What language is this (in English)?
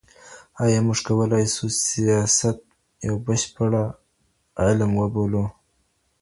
Pashto